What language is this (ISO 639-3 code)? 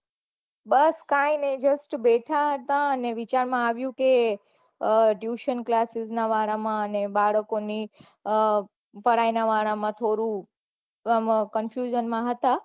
guj